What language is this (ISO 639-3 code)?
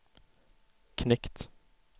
swe